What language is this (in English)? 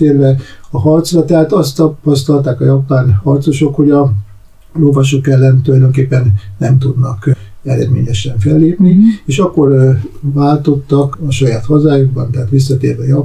Hungarian